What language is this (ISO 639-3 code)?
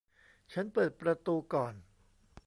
tha